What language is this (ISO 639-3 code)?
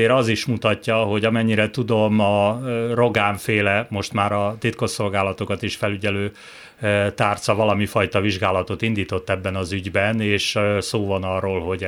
hun